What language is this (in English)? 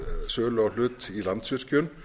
Icelandic